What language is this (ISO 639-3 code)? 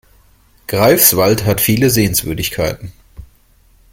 deu